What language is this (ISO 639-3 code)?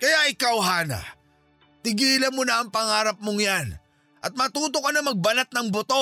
fil